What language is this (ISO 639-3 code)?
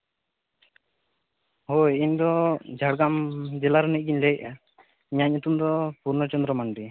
sat